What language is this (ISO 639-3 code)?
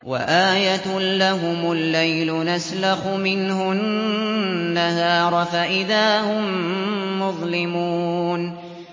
ara